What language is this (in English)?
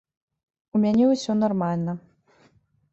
Belarusian